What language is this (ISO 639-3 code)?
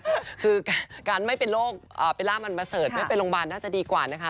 tha